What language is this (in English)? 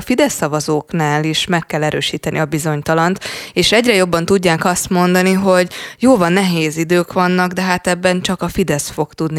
Hungarian